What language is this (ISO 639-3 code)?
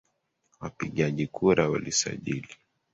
swa